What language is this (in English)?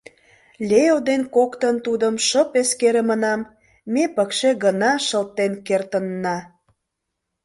Mari